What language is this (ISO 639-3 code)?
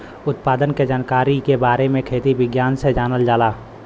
bho